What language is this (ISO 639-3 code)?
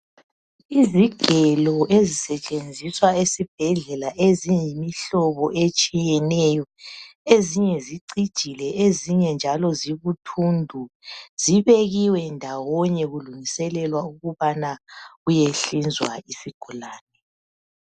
nde